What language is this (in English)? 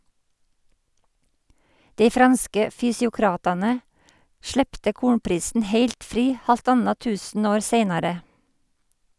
Norwegian